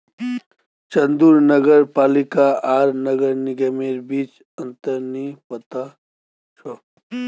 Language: Magahi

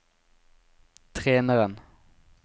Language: Norwegian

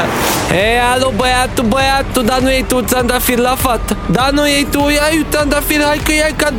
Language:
Romanian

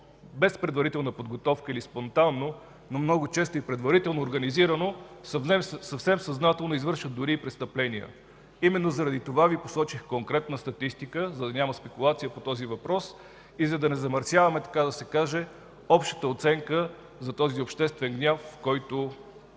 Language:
Bulgarian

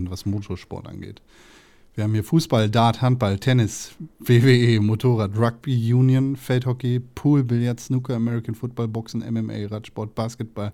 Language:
German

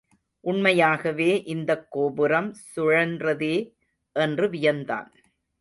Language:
Tamil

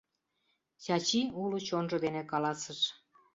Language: Mari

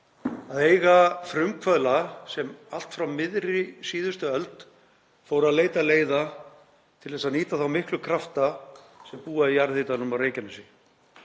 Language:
Icelandic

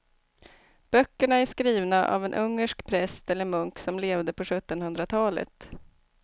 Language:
Swedish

